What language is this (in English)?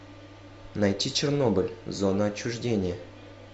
Russian